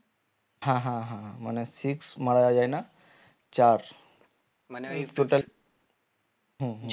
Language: Bangla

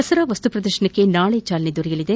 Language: Kannada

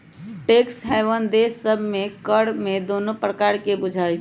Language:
Magahi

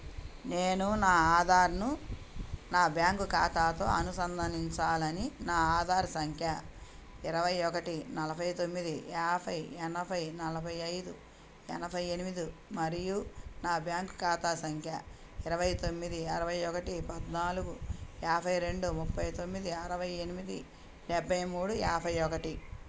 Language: Telugu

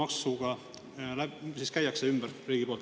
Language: Estonian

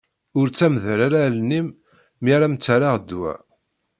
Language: Kabyle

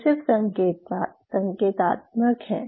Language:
Hindi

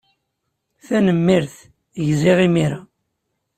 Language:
Kabyle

